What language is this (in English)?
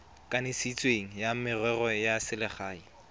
Tswana